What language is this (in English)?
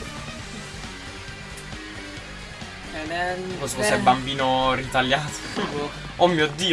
Italian